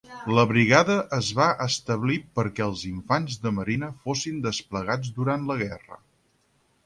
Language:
Catalan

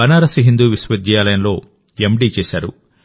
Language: Telugu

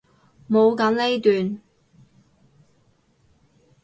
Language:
Cantonese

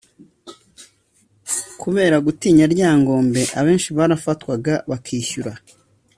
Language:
Kinyarwanda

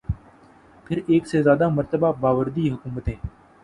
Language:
Urdu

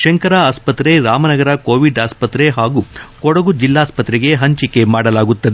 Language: Kannada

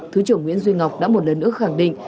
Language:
Vietnamese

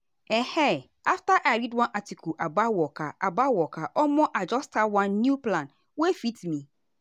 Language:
Nigerian Pidgin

